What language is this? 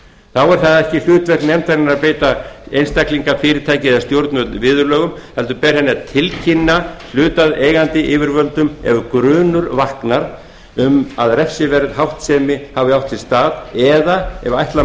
Icelandic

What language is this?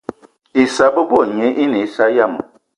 Eton (Cameroon)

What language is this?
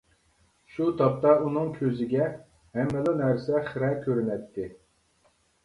Uyghur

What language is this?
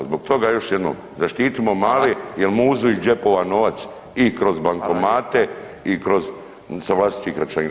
Croatian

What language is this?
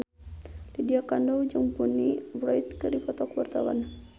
Sundanese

